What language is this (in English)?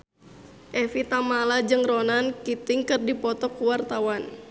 Sundanese